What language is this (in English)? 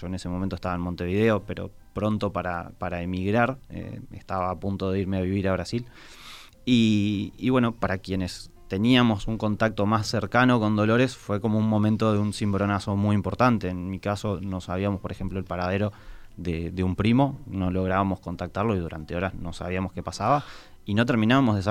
Spanish